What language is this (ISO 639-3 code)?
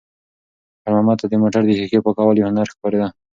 pus